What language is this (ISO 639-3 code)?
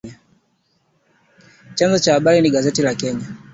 swa